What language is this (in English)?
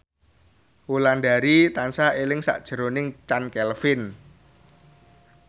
Javanese